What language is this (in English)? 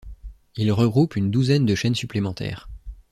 French